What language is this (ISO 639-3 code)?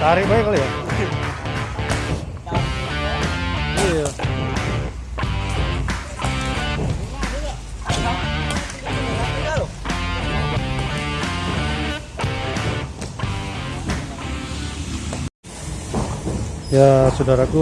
ind